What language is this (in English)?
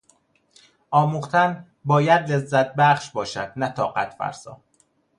Persian